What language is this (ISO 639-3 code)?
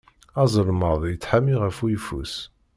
kab